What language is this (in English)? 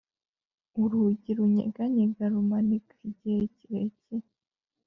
Kinyarwanda